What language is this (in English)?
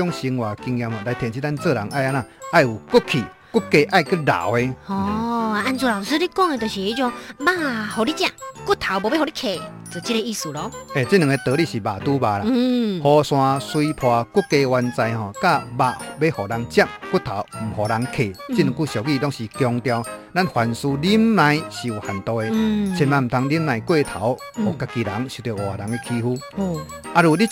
Chinese